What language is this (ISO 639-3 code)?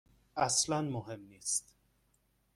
fas